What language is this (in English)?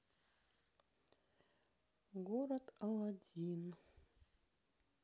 Russian